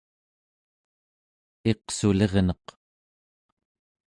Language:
Central Yupik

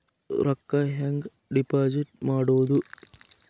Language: Kannada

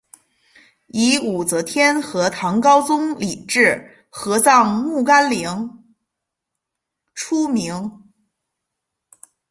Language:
Chinese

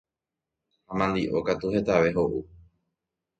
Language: Guarani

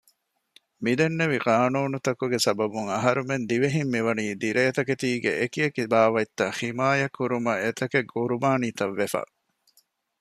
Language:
Divehi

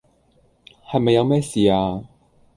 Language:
Cantonese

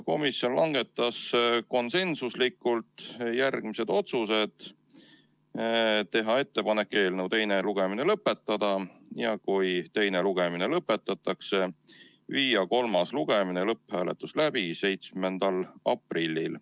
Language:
Estonian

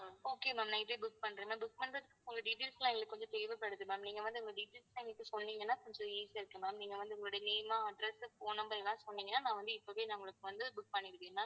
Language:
Tamil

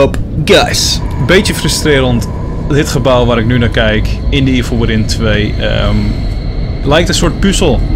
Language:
Dutch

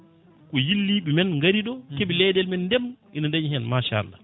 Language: Fula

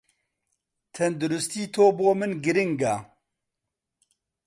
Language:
Central Kurdish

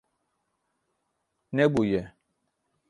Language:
Kurdish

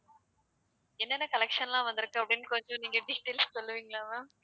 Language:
Tamil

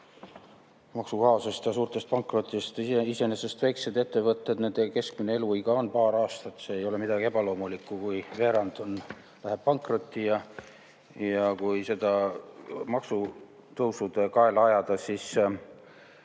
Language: Estonian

